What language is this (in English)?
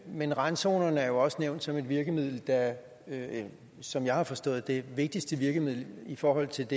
Danish